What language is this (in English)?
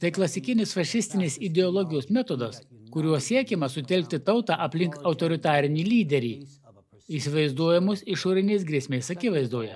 Lithuanian